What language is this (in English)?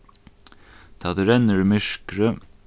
Faroese